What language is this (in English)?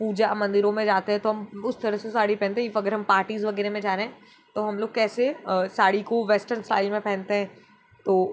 Hindi